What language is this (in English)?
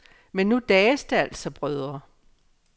Danish